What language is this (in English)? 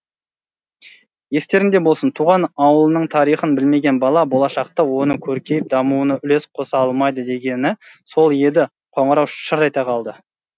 Kazakh